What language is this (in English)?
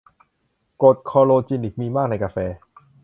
Thai